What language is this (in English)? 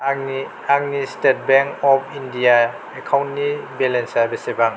Bodo